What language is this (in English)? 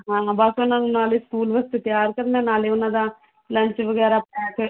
Punjabi